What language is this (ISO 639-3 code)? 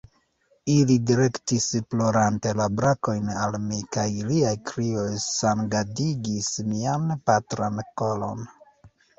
epo